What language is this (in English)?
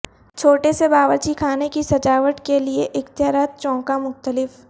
Urdu